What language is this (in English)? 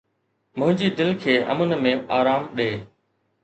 Sindhi